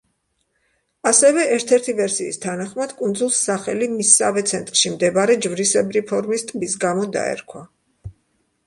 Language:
Georgian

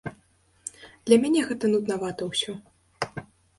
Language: Belarusian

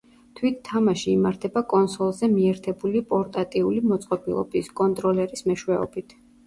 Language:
Georgian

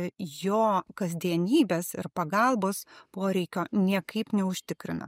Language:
Lithuanian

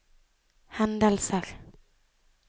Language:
Norwegian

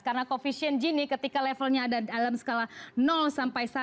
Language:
Indonesian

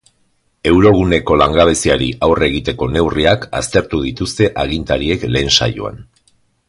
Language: Basque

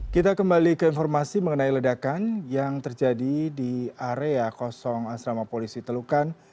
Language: Indonesian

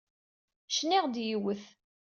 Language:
Kabyle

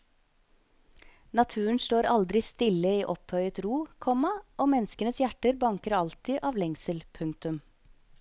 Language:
Norwegian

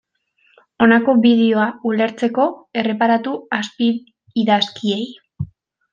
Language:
Basque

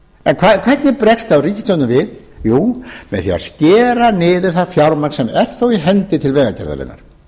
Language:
Icelandic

